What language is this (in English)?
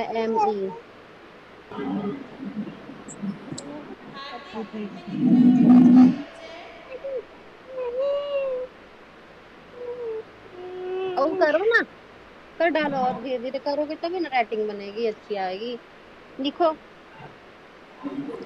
Spanish